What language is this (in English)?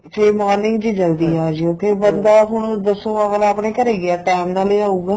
Punjabi